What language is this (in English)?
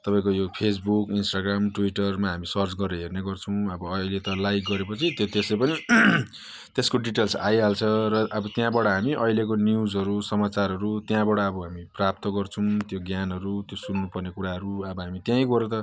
Nepali